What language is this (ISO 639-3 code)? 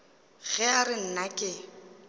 nso